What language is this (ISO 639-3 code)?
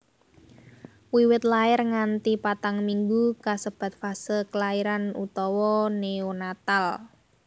jav